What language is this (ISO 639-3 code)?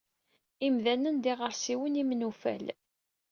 kab